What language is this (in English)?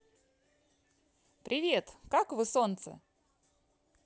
Russian